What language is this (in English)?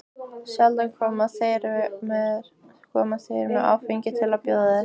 Icelandic